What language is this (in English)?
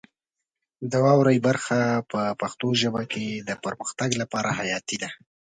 Pashto